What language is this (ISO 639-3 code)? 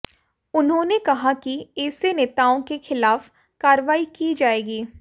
hin